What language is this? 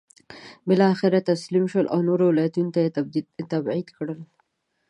Pashto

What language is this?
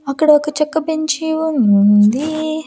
Telugu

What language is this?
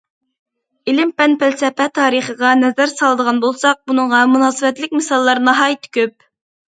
Uyghur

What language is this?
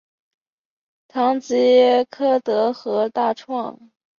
Chinese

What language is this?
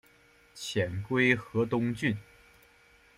Chinese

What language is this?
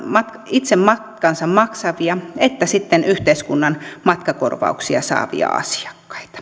Finnish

